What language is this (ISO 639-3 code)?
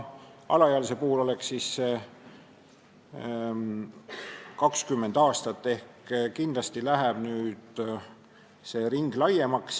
est